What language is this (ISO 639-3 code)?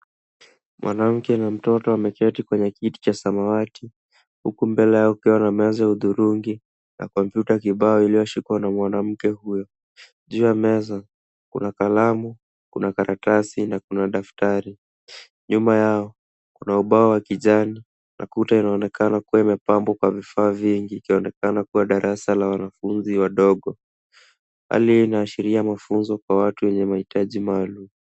swa